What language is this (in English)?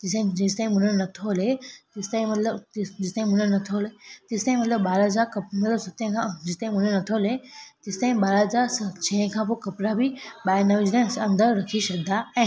Sindhi